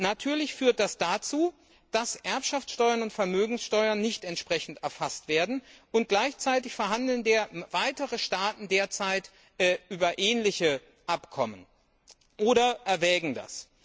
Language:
German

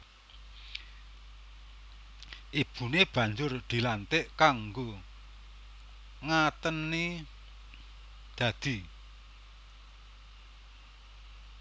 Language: Javanese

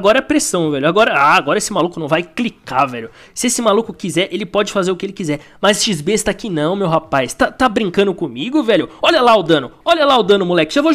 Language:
Portuguese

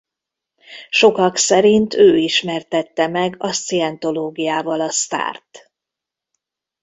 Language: Hungarian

